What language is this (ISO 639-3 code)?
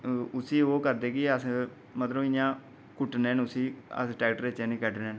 doi